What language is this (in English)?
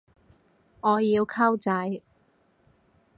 Cantonese